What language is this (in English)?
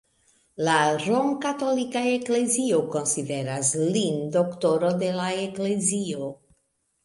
Esperanto